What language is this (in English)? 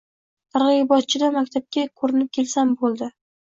Uzbek